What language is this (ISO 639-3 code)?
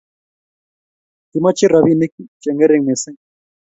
kln